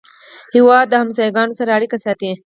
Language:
Pashto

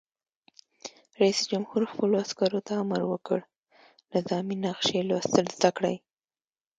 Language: Pashto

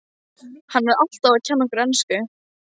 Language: Icelandic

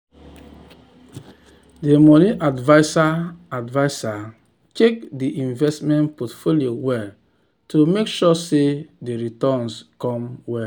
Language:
Nigerian Pidgin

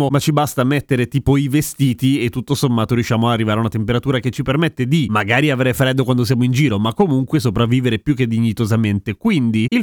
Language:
Italian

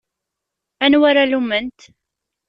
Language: Kabyle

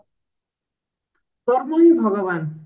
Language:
Odia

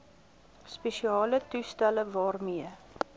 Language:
Afrikaans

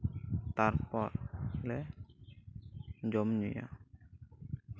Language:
Santali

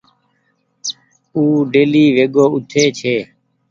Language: Goaria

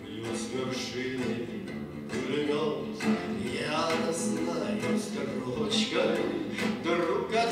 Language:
Ukrainian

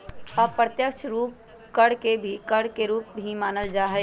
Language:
Magahi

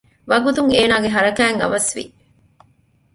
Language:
Divehi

